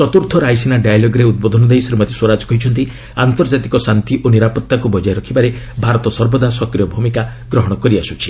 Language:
Odia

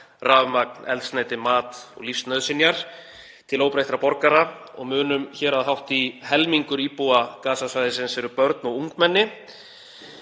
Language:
Icelandic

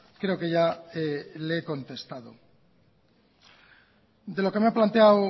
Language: Spanish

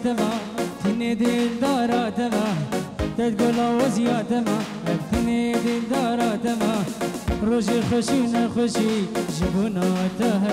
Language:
Arabic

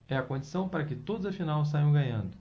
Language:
Portuguese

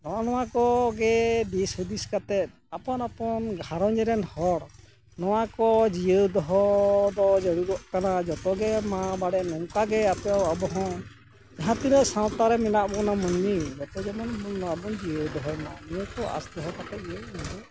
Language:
Santali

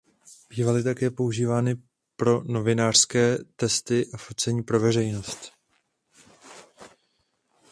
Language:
Czech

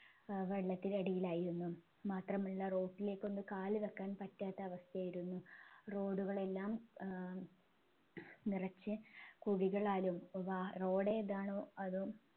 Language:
Malayalam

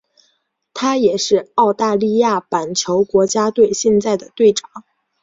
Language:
Chinese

